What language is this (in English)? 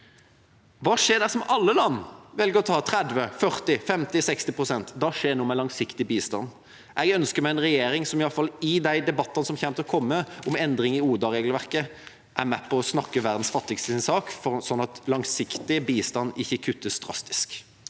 Norwegian